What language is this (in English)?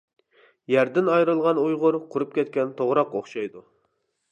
Uyghur